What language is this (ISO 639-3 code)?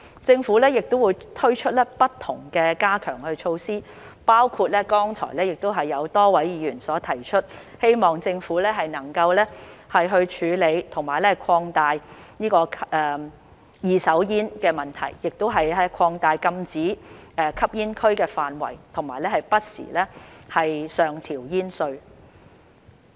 yue